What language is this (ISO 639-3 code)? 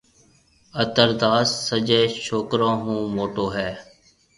mve